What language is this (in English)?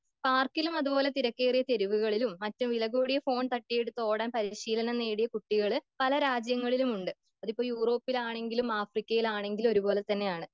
Malayalam